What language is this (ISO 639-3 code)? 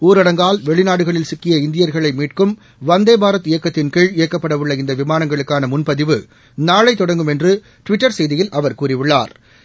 tam